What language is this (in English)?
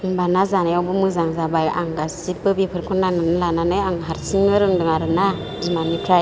Bodo